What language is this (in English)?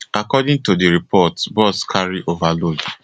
Nigerian Pidgin